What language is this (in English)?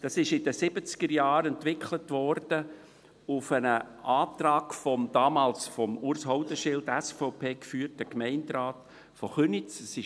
Swiss German